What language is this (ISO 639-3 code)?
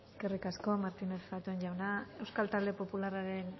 eus